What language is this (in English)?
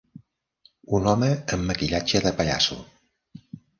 Catalan